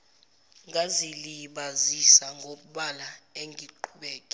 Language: Zulu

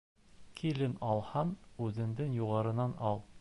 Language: Bashkir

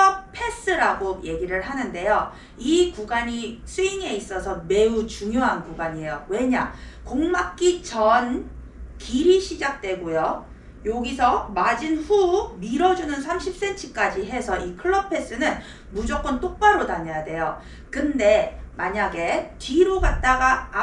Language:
Korean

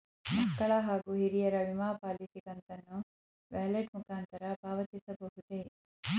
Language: Kannada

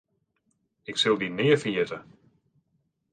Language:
Western Frisian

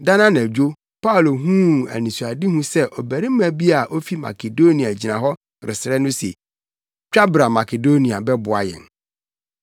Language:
Akan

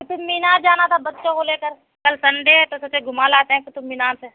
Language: Urdu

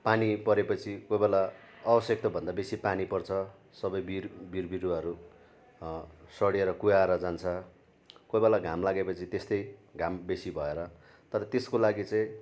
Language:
Nepali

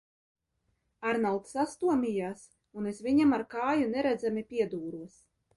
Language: Latvian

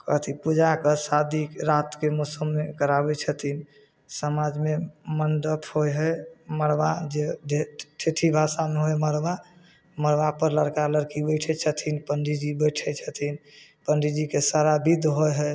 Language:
Maithili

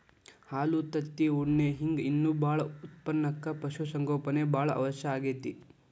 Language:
Kannada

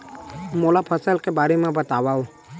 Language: Chhattisgarhi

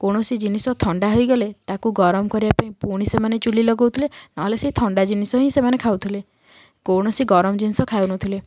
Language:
Odia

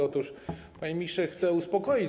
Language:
Polish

